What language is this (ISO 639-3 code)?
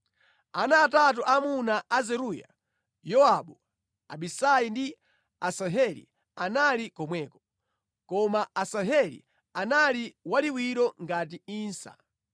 nya